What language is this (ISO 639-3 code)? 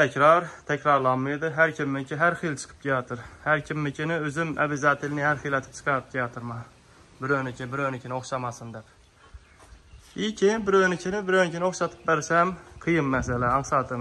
tur